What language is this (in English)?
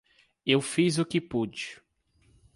Portuguese